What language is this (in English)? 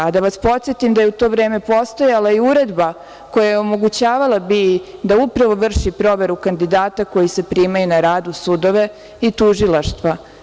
Serbian